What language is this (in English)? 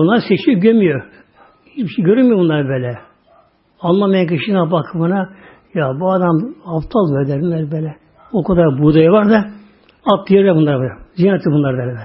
Turkish